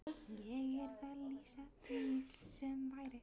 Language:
Icelandic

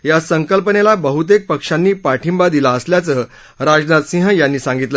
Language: Marathi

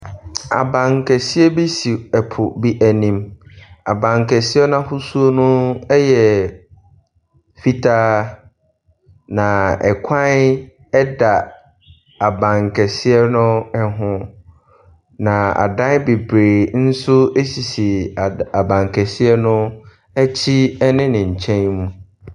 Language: Akan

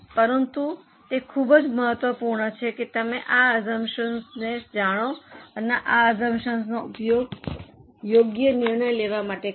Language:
Gujarati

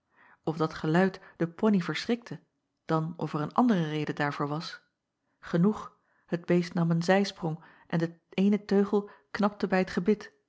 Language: Dutch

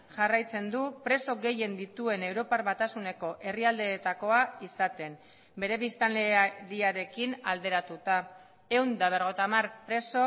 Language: Basque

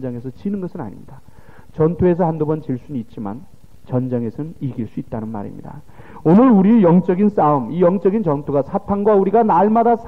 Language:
Korean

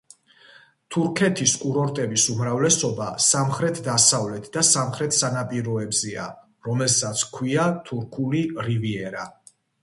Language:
Georgian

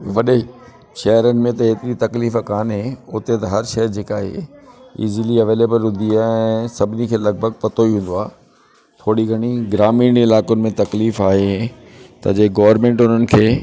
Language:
Sindhi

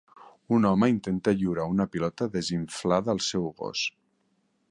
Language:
Catalan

